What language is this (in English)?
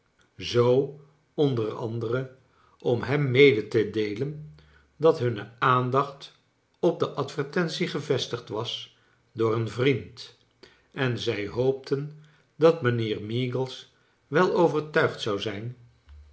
Dutch